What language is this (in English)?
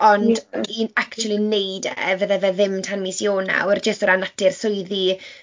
Welsh